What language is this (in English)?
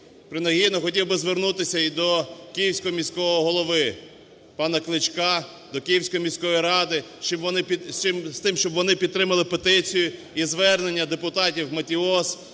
Ukrainian